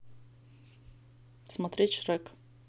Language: Russian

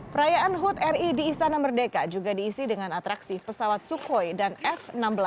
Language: Indonesian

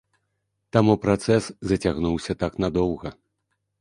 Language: Belarusian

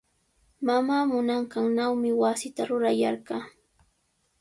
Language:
Sihuas Ancash Quechua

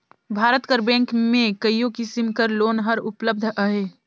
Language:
Chhattisgarhi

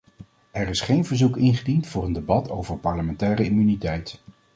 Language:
Dutch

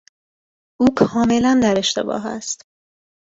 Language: Persian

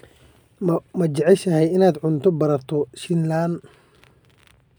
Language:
Somali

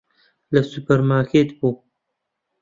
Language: Central Kurdish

